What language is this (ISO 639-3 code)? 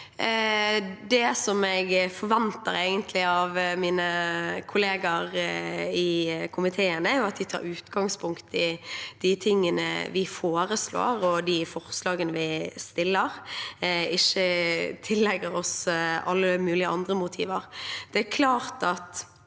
nor